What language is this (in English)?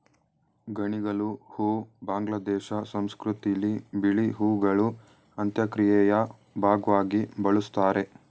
Kannada